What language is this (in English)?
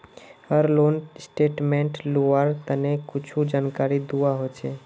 Magahi